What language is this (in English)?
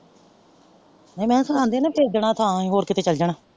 Punjabi